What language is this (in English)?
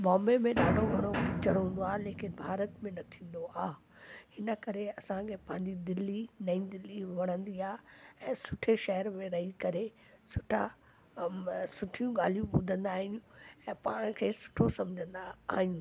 Sindhi